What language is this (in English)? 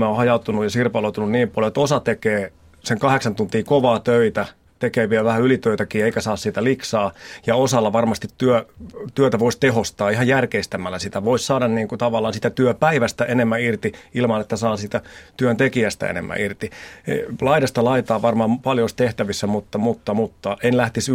Finnish